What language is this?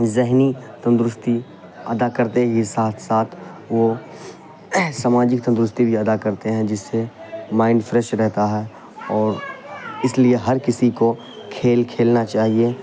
Urdu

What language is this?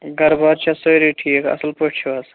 Kashmiri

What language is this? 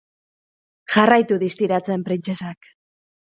Basque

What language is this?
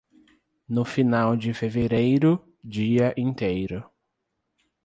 Portuguese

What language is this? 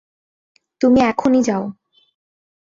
Bangla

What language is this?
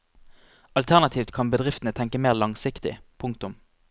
Norwegian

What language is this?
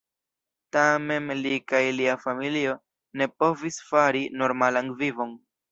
Esperanto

